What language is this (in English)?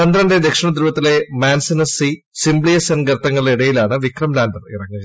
Malayalam